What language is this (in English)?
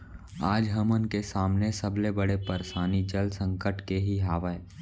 Chhattisgarhi